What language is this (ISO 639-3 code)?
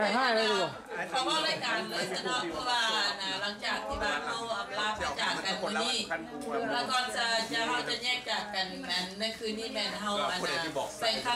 tha